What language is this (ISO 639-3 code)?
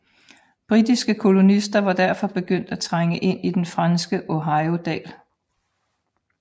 dan